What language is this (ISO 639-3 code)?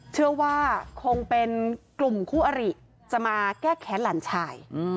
tha